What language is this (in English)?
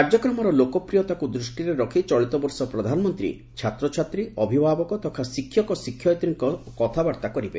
Odia